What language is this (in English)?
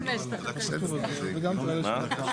Hebrew